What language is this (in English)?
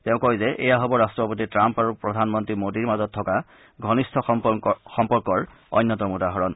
Assamese